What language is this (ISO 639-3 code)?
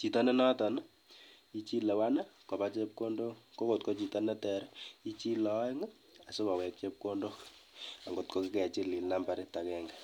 kln